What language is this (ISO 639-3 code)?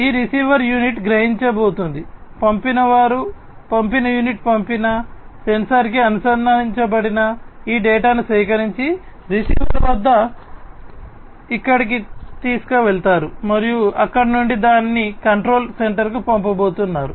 tel